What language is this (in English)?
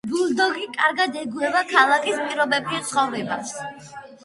Georgian